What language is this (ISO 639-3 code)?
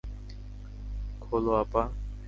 ben